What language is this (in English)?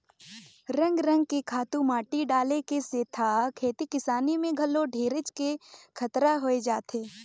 Chhattisgarhi